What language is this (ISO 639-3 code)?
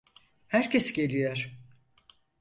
tur